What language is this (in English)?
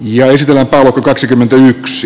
Finnish